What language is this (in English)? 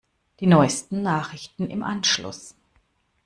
German